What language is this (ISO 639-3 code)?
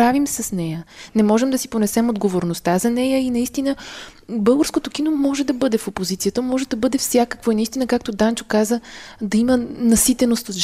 bul